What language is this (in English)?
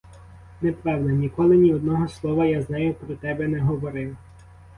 Ukrainian